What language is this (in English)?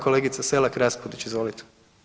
Croatian